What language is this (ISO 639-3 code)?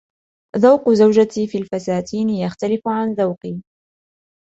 ara